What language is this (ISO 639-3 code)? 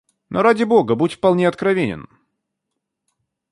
rus